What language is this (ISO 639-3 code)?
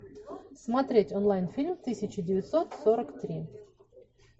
rus